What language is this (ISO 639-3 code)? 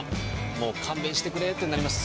jpn